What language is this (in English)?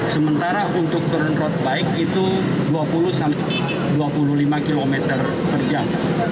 Indonesian